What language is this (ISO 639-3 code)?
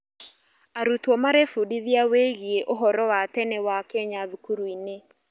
kik